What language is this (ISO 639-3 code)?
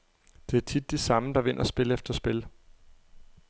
dan